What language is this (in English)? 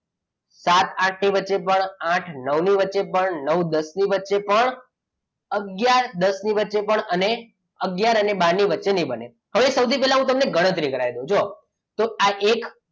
Gujarati